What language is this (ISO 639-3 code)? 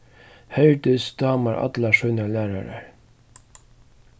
fao